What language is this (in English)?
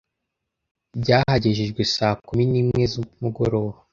Kinyarwanda